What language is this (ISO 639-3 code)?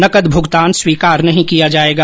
hin